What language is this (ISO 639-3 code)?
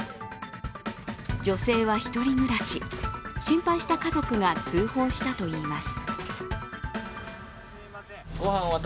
jpn